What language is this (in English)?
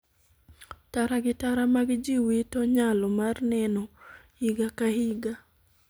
Luo (Kenya and Tanzania)